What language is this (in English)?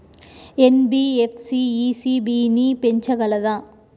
Telugu